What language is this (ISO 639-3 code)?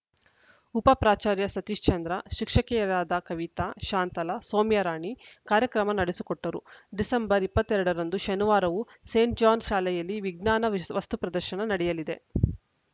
kan